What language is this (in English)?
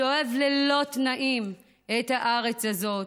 Hebrew